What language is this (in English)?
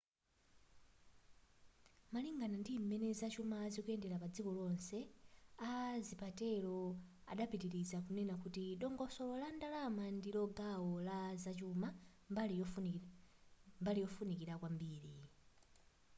Nyanja